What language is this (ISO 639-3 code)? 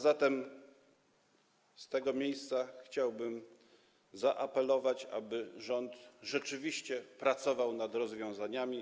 pol